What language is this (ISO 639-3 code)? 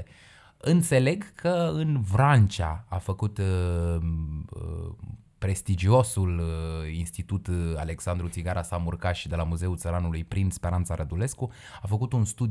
ron